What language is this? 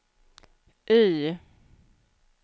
Swedish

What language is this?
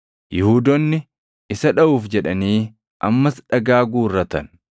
Oromo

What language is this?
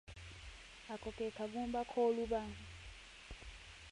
Ganda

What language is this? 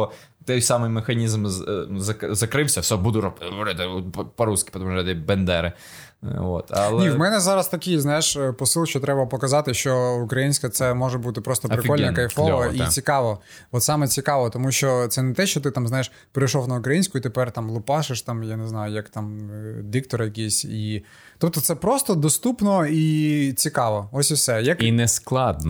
Ukrainian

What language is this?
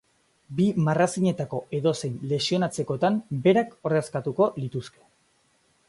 Basque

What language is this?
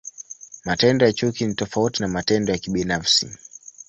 Swahili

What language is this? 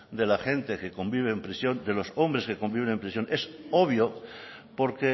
Spanish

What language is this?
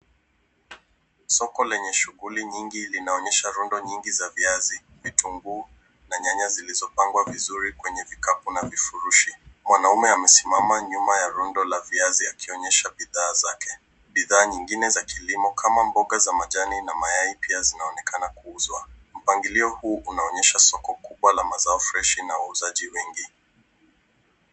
Swahili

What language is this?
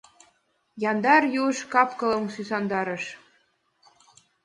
Mari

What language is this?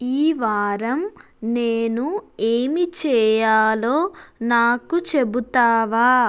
Telugu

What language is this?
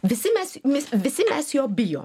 Lithuanian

